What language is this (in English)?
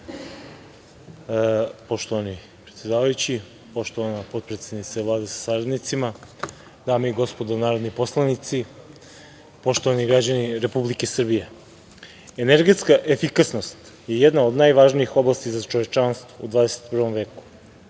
Serbian